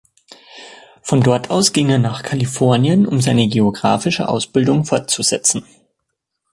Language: German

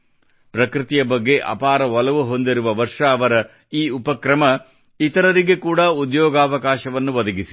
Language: Kannada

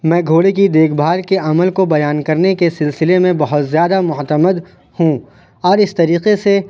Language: Urdu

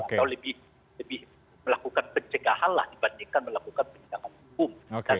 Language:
Indonesian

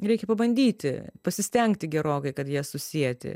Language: Lithuanian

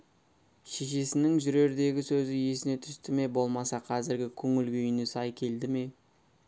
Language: Kazakh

